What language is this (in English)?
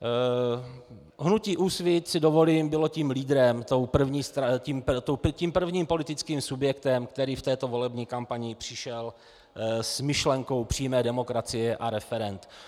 Czech